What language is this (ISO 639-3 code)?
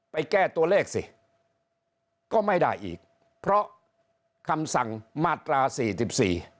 tha